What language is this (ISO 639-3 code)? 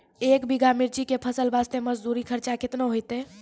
mai